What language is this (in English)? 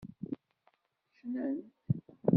Kabyle